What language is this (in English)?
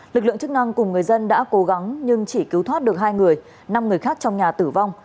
Vietnamese